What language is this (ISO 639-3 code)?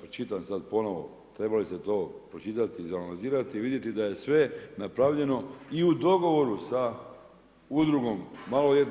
hrv